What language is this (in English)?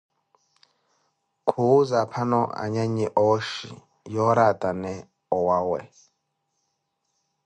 Koti